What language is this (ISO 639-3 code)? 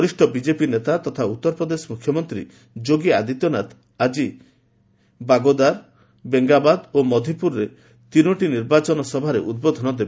ori